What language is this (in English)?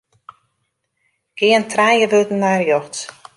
Western Frisian